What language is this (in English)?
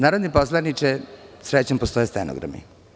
Serbian